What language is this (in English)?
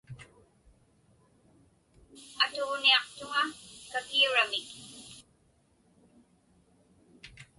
Inupiaq